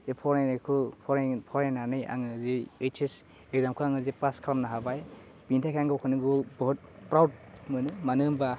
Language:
Bodo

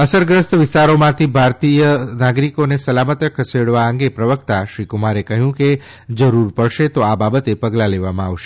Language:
Gujarati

